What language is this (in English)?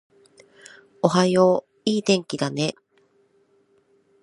Japanese